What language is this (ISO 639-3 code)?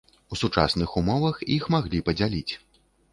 bel